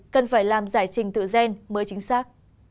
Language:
Vietnamese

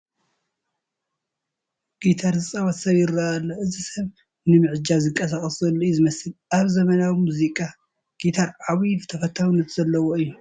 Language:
Tigrinya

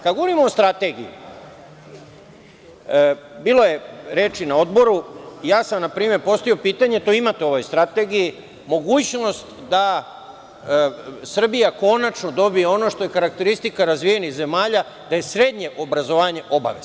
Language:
Serbian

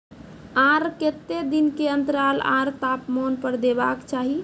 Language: Maithili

